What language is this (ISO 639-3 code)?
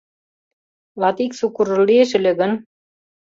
chm